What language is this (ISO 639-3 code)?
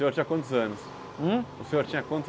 por